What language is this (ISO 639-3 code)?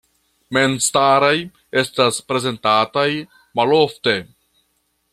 epo